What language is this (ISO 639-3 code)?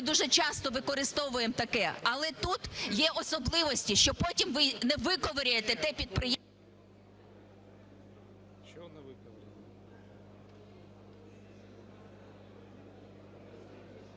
ukr